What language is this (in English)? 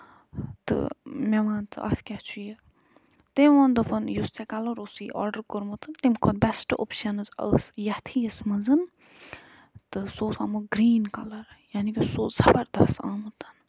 Kashmiri